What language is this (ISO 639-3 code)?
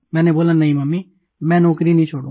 hin